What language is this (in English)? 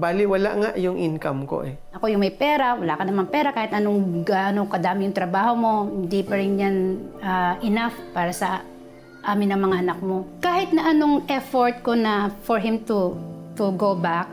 Filipino